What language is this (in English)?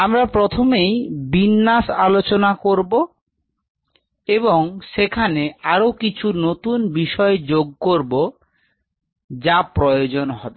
Bangla